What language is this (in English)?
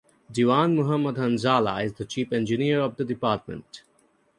English